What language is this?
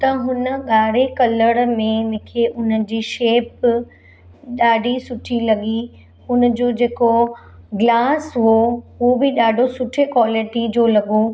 Sindhi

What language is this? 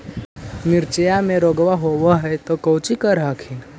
Magahi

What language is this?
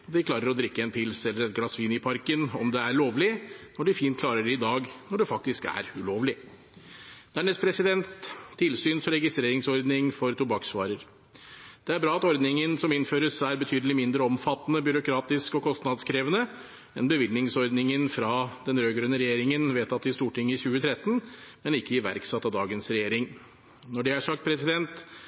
Norwegian Bokmål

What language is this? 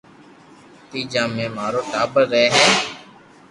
Loarki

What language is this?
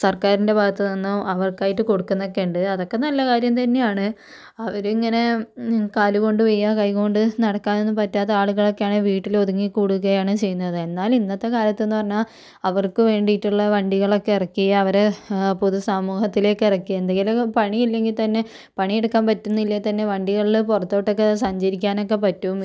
Malayalam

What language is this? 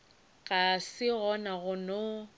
Northern Sotho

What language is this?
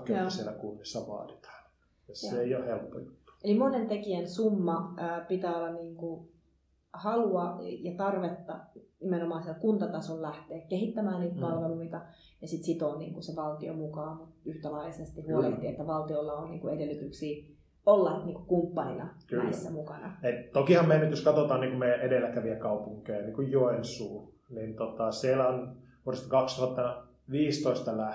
Finnish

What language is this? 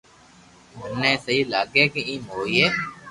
Loarki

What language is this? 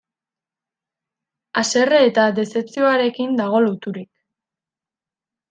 Basque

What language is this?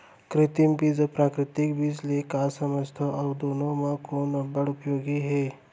Chhattisgarhi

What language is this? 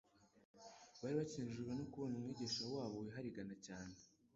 Kinyarwanda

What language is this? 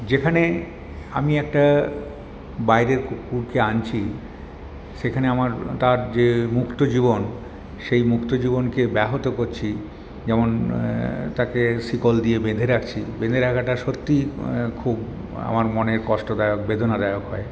Bangla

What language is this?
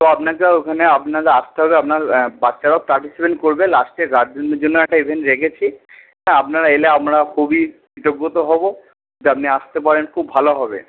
Bangla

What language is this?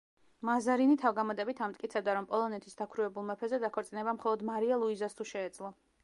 Georgian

